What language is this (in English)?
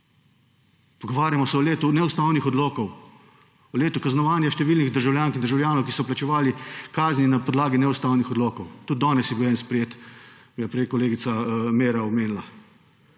Slovenian